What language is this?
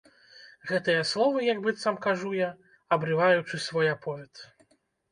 Belarusian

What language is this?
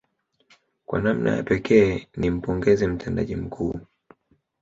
Swahili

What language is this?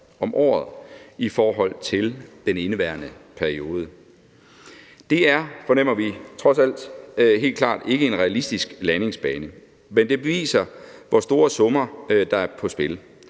Danish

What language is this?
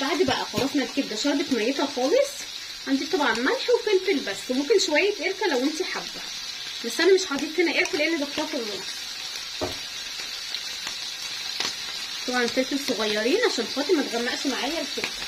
Arabic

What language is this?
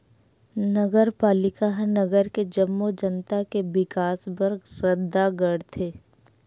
Chhattisgarhi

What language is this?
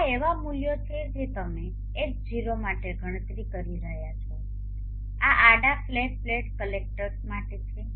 Gujarati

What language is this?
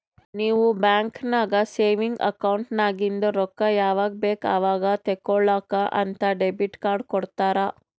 Kannada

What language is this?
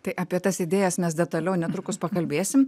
Lithuanian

